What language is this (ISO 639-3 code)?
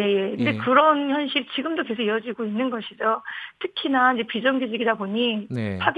kor